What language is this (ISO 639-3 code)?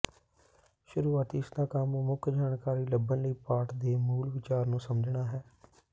pan